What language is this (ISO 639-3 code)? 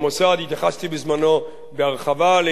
heb